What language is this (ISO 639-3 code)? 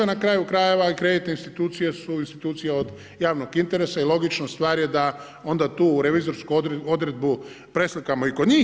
hrv